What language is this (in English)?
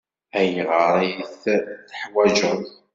Kabyle